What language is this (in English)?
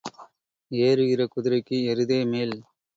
Tamil